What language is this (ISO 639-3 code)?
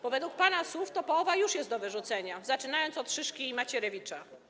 pol